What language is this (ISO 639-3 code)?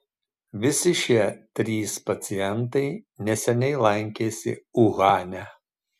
lit